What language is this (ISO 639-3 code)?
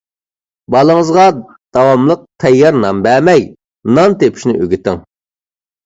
uig